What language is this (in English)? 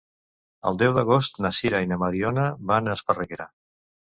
Catalan